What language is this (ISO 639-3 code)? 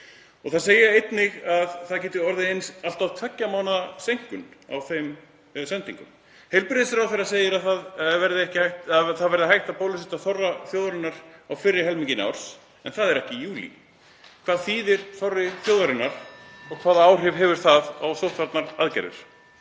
isl